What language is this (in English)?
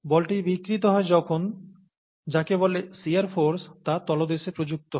Bangla